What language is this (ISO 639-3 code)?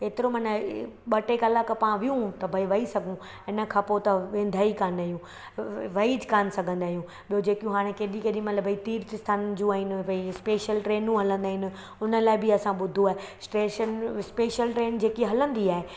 snd